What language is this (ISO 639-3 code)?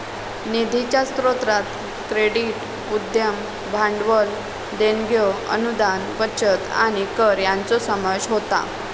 mar